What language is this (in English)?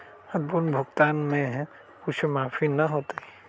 Magahi